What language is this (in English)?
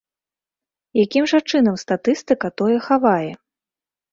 Belarusian